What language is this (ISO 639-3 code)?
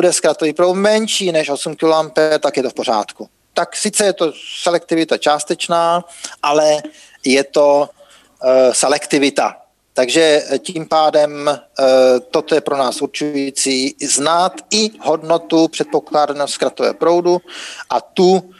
ces